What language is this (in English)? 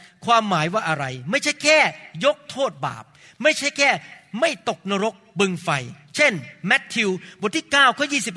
Thai